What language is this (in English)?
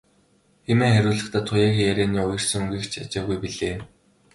Mongolian